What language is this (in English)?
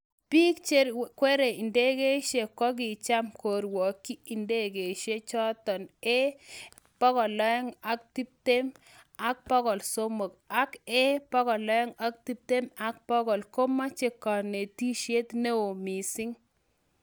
Kalenjin